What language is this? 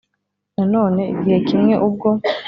Kinyarwanda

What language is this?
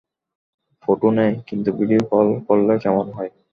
Bangla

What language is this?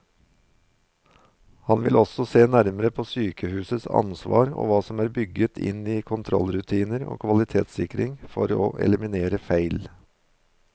Norwegian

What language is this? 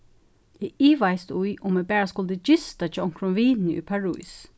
Faroese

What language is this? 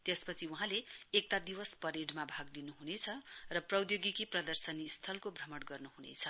Nepali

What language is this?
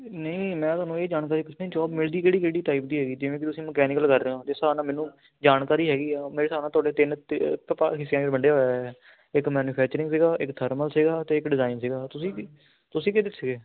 Punjabi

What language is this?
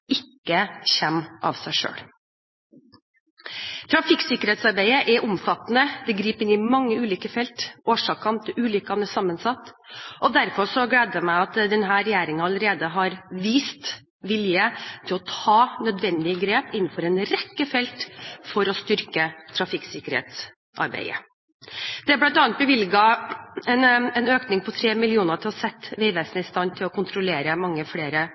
Norwegian Bokmål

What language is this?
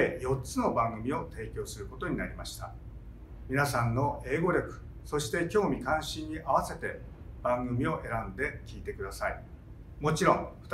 Japanese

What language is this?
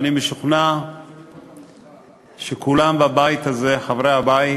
Hebrew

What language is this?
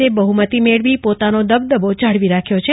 Gujarati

